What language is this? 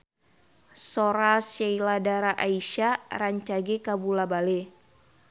Sundanese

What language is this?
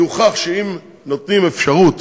Hebrew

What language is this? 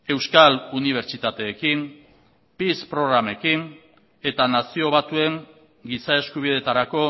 Basque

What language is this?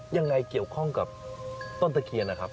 Thai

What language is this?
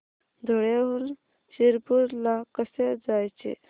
Marathi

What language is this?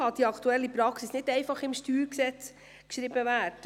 Swiss German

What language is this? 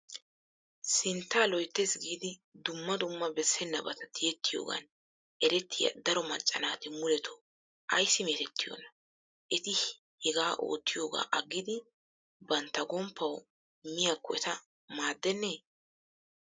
Wolaytta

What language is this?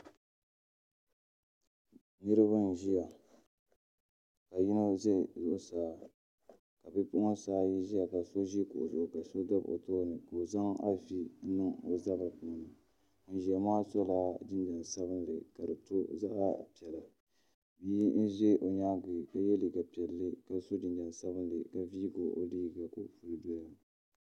Dagbani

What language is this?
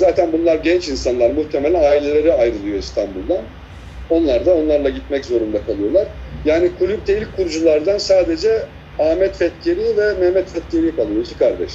Turkish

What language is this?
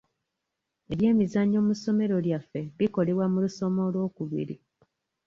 Ganda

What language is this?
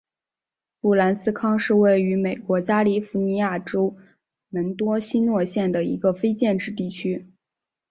Chinese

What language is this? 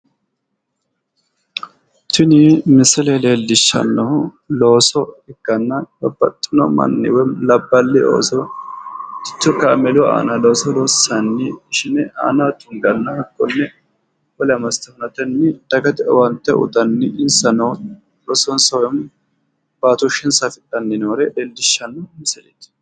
Sidamo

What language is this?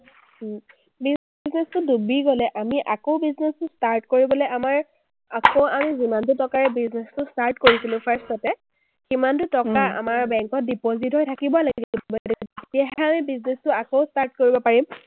Assamese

